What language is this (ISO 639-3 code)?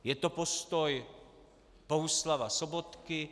ces